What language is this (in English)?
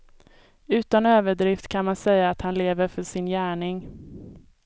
Swedish